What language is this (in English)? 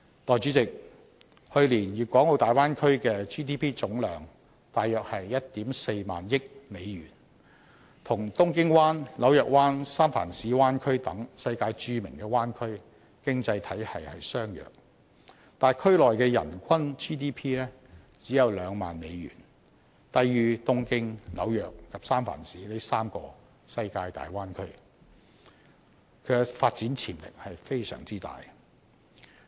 Cantonese